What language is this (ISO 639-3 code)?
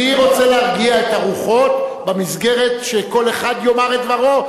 heb